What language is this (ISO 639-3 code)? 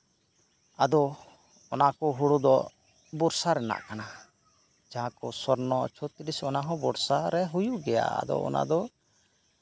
sat